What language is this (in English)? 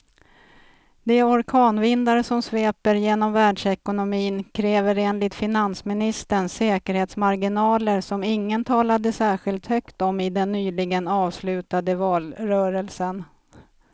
Swedish